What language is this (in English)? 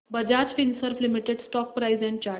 Marathi